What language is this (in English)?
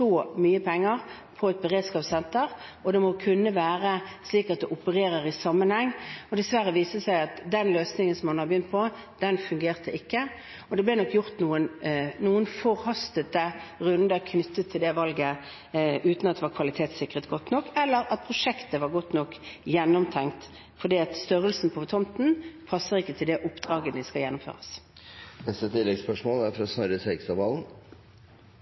Norwegian